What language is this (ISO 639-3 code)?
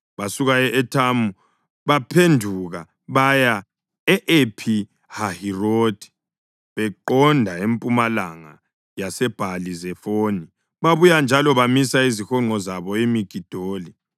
nde